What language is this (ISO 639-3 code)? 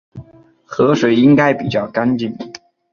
zho